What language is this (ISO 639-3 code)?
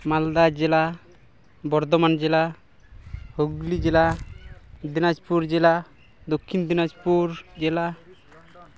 sat